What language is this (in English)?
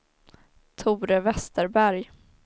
Swedish